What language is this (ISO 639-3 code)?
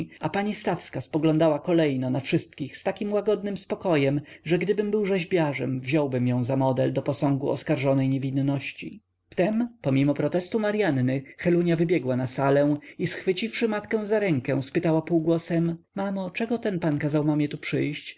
pol